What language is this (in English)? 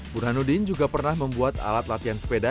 Indonesian